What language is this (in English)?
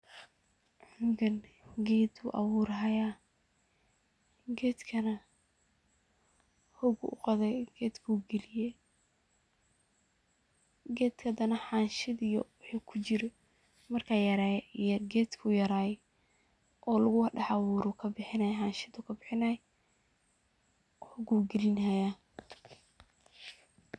Somali